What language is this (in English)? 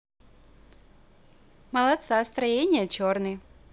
Russian